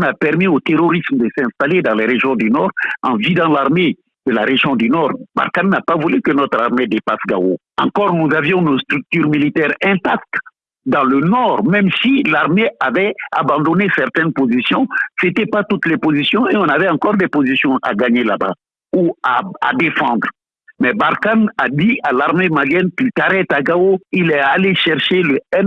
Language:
French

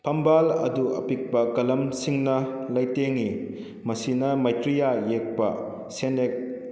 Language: Manipuri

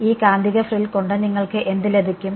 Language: Malayalam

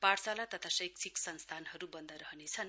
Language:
Nepali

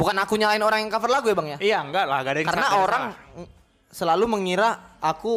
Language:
Indonesian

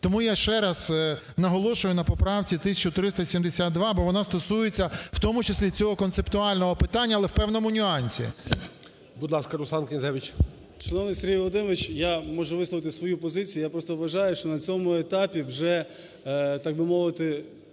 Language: Ukrainian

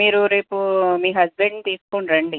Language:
Telugu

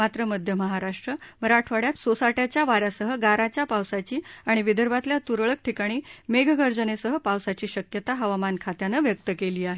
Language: Marathi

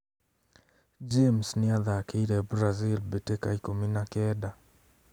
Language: Kikuyu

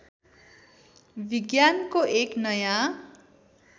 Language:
Nepali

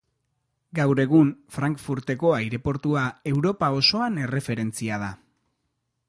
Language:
Basque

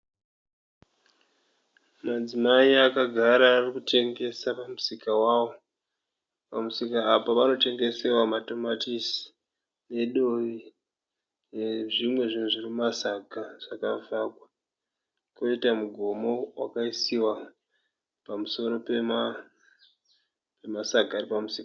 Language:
Shona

